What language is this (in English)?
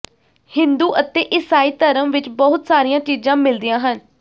Punjabi